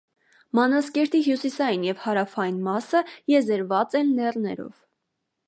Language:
Armenian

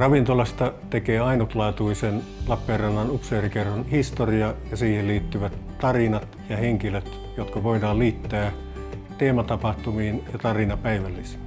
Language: Finnish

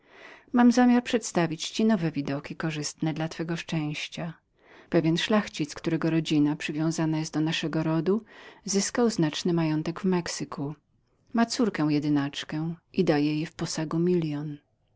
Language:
Polish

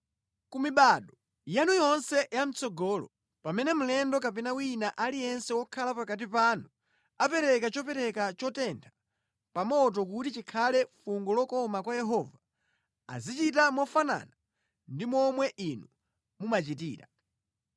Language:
Nyanja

